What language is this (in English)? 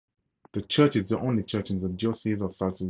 English